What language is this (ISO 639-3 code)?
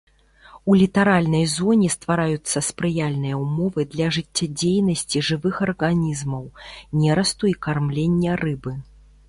bel